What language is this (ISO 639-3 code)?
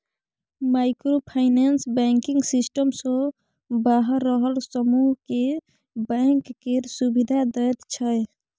mai